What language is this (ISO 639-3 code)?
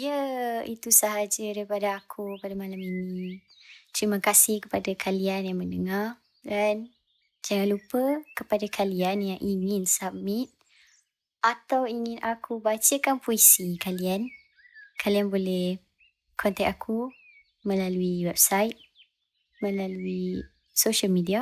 msa